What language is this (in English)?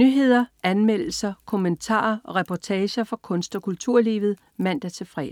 Danish